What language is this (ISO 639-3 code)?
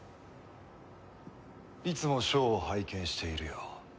jpn